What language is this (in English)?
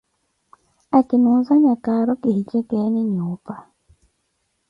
Koti